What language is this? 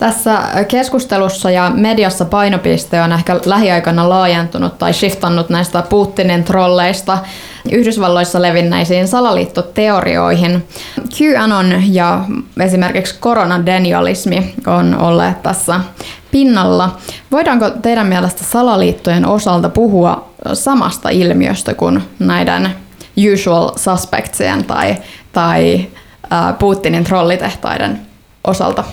Finnish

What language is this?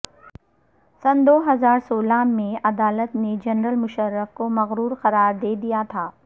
Urdu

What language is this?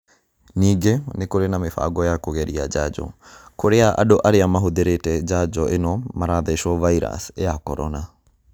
Kikuyu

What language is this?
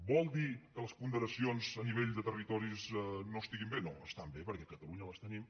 Catalan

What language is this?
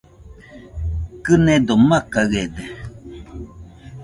Nüpode Huitoto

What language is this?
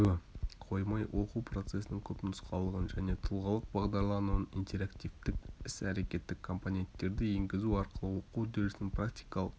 Kazakh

